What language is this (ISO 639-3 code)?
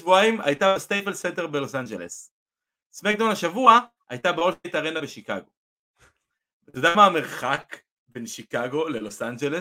heb